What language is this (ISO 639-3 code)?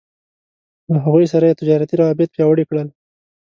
pus